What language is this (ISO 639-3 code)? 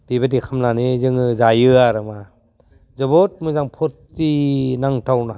brx